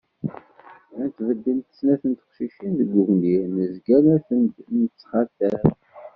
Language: Kabyle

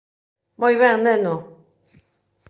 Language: Galician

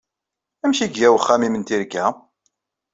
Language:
Kabyle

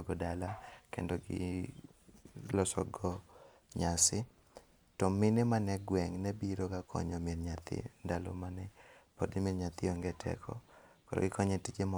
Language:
Luo (Kenya and Tanzania)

